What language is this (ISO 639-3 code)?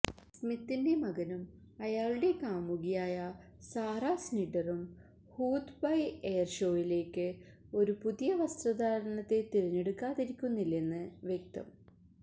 mal